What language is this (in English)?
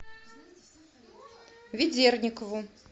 Russian